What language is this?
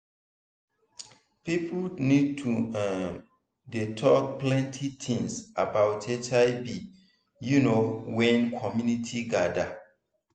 Nigerian Pidgin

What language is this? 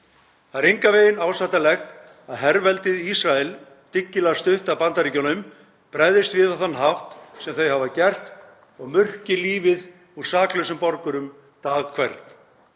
Icelandic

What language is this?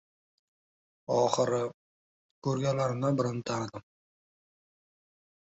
Uzbek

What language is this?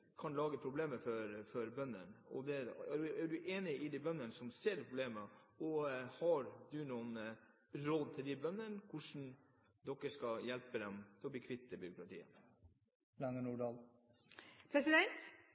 Norwegian Nynorsk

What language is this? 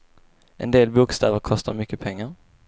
Swedish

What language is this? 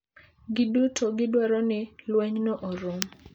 Luo (Kenya and Tanzania)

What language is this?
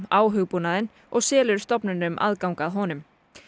Icelandic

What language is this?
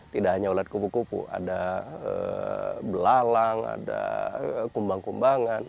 Indonesian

